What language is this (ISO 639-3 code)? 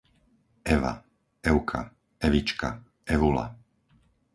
slk